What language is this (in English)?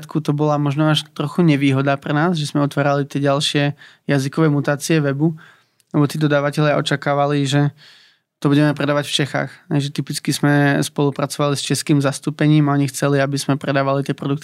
Slovak